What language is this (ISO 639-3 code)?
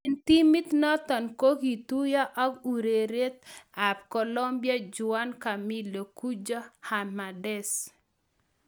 kln